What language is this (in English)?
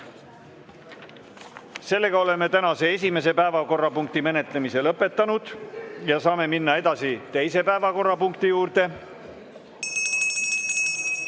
Estonian